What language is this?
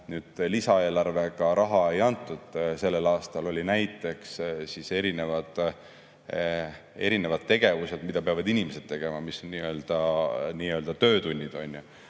Estonian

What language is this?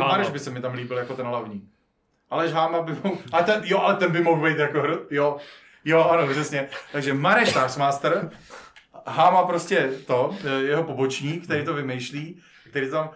Czech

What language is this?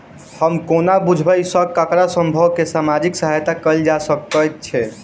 Maithili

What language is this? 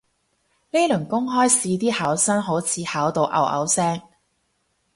Cantonese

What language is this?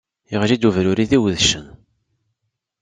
Kabyle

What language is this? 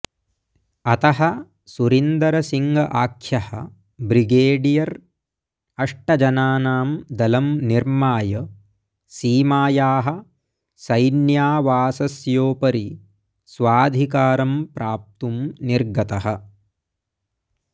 Sanskrit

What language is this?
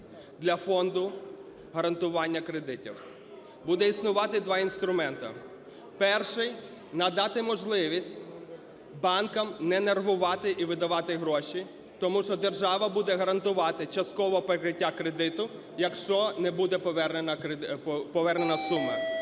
Ukrainian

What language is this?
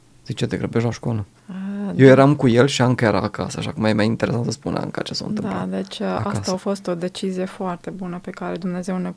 Romanian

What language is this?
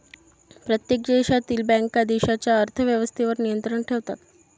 Marathi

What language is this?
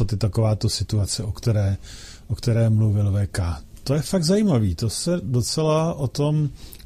Czech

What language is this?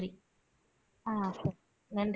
Tamil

